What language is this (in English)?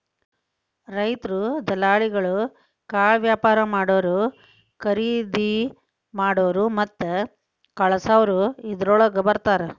Kannada